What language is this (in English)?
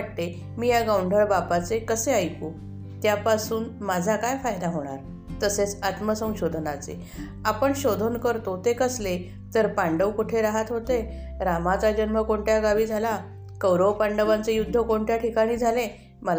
Marathi